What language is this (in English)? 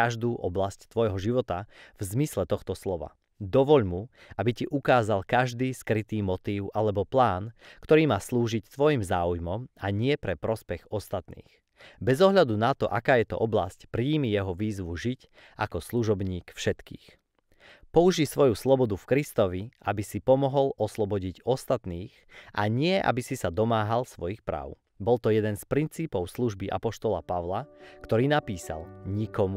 Slovak